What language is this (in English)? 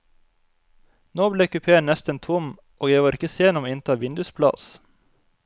Norwegian